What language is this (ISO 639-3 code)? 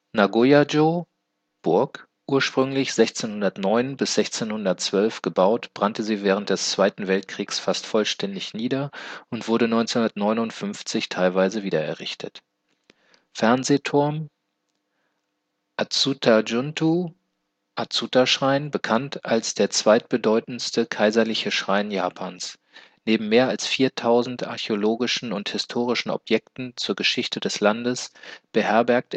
deu